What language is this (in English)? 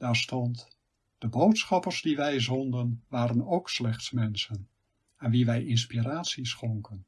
Dutch